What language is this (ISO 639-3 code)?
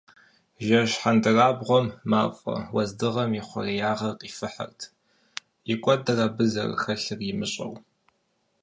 kbd